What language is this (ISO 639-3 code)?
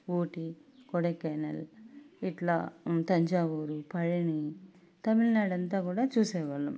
tel